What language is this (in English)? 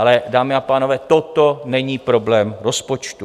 Czech